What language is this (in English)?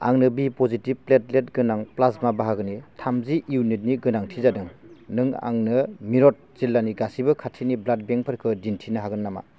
Bodo